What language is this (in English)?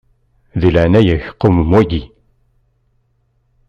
Kabyle